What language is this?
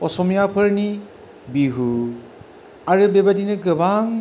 Bodo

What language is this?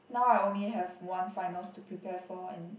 English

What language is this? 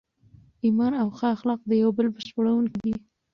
Pashto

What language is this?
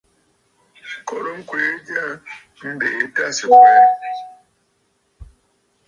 Bafut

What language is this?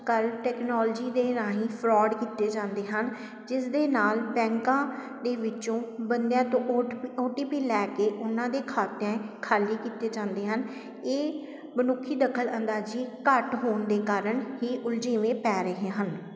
Punjabi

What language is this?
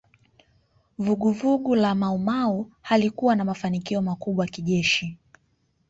Swahili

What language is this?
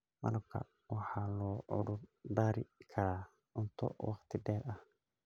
Somali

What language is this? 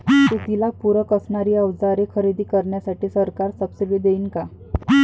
Marathi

